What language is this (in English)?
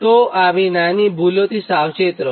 Gujarati